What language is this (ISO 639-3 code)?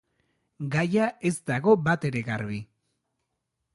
eus